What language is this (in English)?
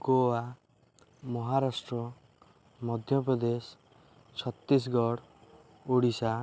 Odia